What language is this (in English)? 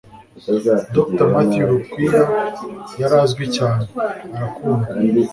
Kinyarwanda